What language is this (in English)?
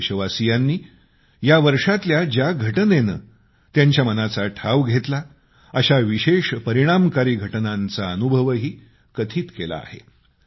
Marathi